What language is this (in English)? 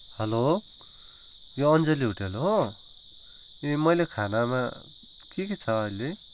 Nepali